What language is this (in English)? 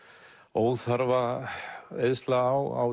Icelandic